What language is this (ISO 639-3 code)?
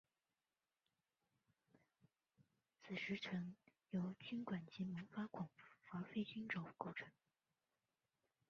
zho